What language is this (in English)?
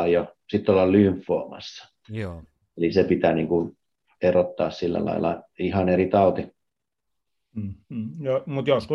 Finnish